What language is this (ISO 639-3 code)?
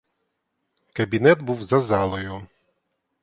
ukr